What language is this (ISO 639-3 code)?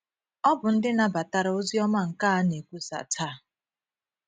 ibo